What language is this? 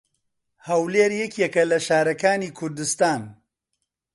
Central Kurdish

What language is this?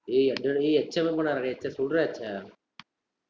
Tamil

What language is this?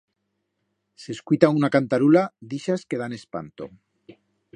Aragonese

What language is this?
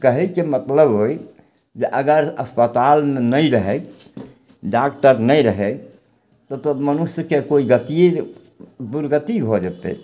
Maithili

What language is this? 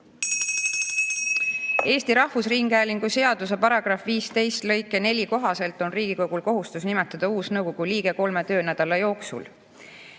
Estonian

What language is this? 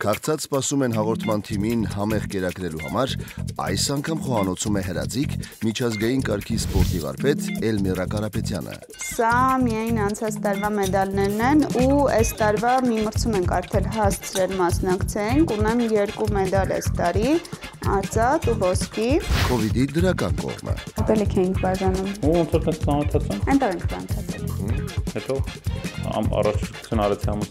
Romanian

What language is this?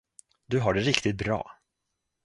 Swedish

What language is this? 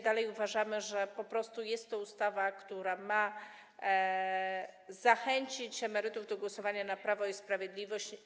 Polish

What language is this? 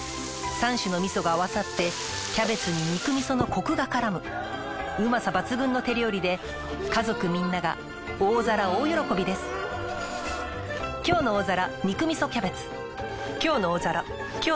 Japanese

